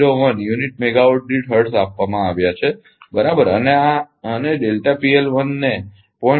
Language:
Gujarati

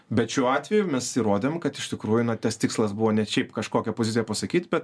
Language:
Lithuanian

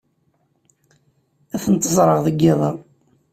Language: Kabyle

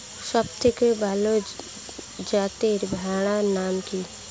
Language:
Bangla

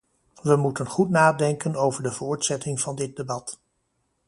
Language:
Dutch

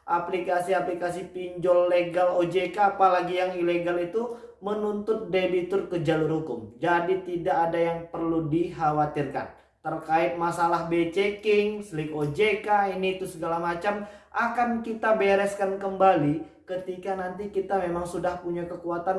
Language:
Indonesian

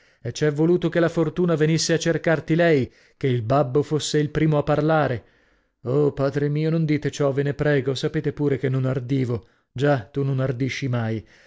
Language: Italian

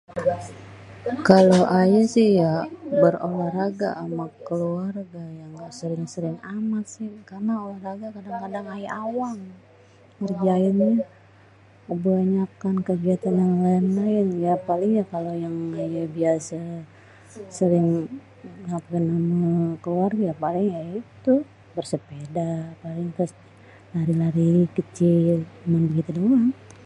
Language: Betawi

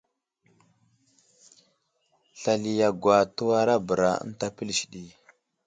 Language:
Wuzlam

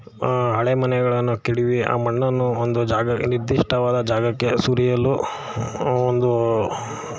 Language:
Kannada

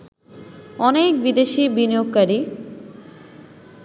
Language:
Bangla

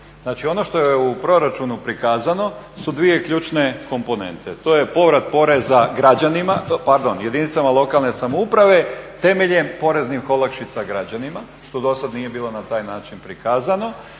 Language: Croatian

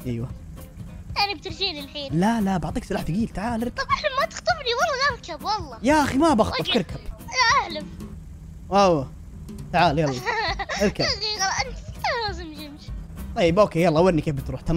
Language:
Arabic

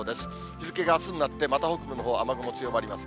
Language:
Japanese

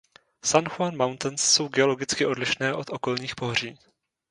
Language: Czech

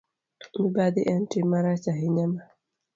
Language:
Luo (Kenya and Tanzania)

